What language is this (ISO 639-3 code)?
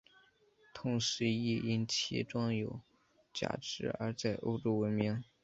zho